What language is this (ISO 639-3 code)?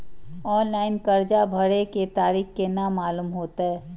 mai